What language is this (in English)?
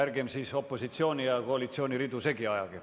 Estonian